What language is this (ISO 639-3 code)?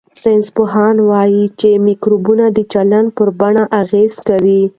pus